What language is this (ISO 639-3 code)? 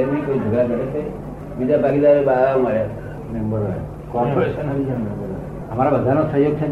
guj